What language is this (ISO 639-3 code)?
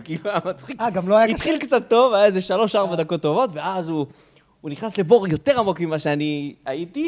heb